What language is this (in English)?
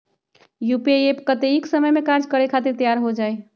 Magahi